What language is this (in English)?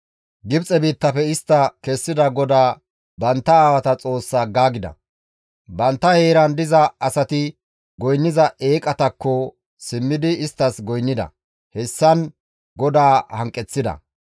Gamo